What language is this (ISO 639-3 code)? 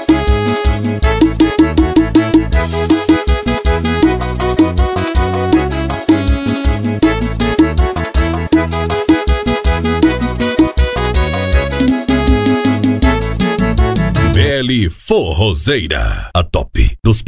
por